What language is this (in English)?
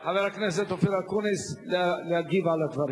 Hebrew